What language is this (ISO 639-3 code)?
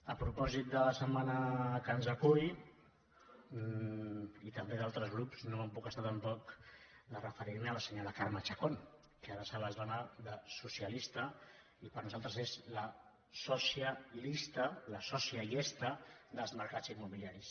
cat